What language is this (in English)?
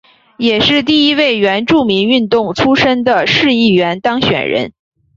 Chinese